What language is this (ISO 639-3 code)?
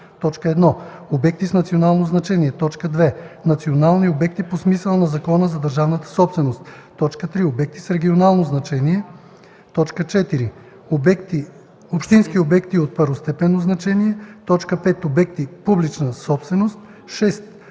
bul